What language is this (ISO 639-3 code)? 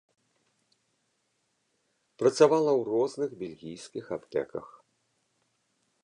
bel